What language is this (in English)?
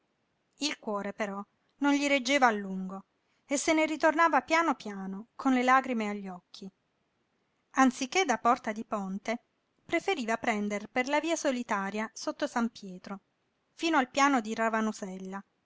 Italian